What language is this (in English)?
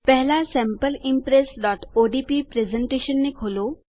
Gujarati